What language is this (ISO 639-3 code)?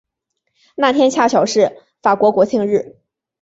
zho